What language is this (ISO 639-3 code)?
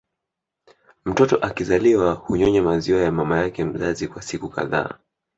swa